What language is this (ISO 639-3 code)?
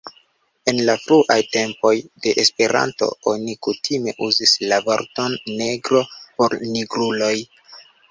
epo